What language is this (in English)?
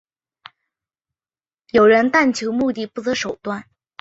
Chinese